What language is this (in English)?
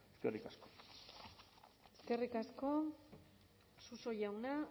Basque